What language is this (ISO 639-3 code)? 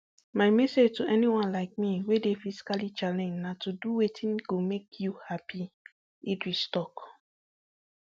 pcm